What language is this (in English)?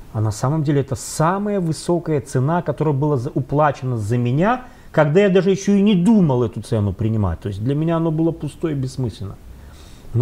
Russian